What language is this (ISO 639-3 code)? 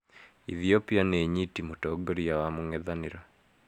kik